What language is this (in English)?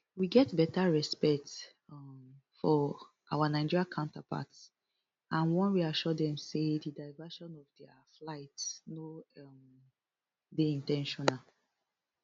Nigerian Pidgin